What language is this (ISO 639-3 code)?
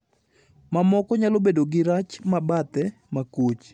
luo